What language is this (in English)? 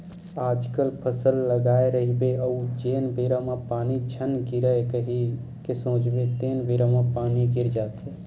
Chhattisgarhi